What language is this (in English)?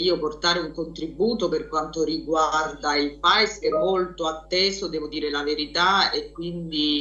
Italian